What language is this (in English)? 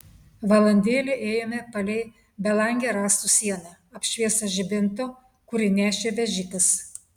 Lithuanian